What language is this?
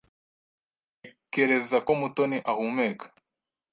Kinyarwanda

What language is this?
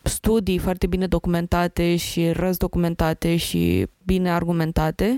Romanian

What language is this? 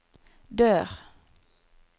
Norwegian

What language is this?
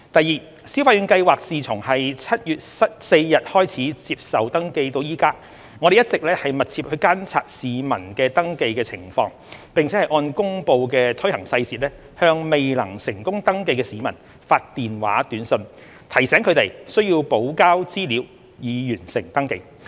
Cantonese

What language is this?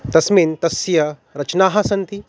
Sanskrit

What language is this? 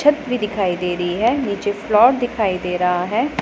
Hindi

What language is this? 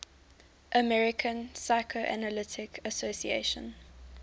English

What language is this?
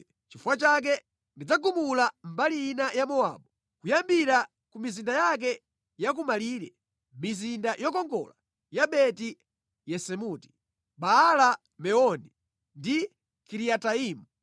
Nyanja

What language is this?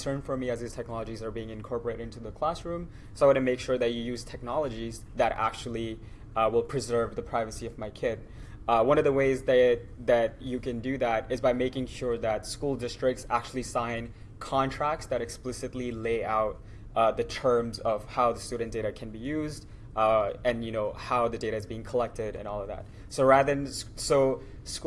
English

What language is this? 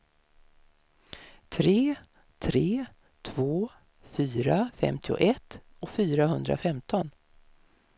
Swedish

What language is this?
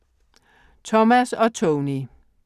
Danish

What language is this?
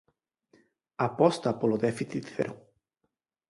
Galician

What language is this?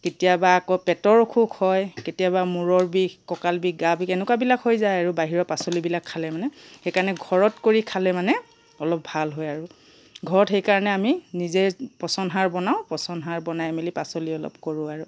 Assamese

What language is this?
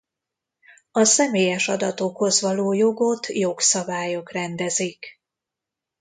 Hungarian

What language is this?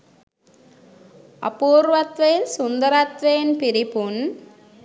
Sinhala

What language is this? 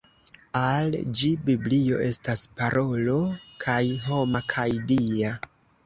Esperanto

